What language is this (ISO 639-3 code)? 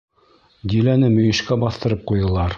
bak